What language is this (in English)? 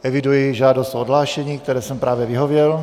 Czech